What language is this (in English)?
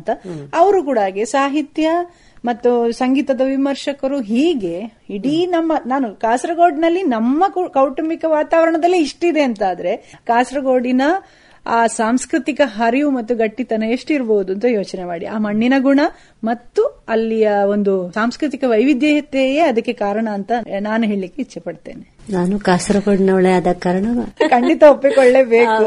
Kannada